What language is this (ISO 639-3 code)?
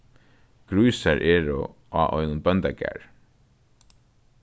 fao